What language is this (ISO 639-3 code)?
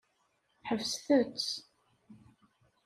kab